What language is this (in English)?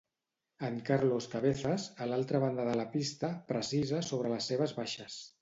Catalan